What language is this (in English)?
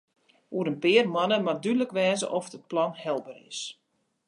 Western Frisian